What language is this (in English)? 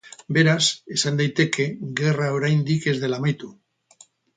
Basque